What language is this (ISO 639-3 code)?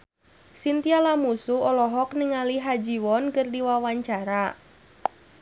sun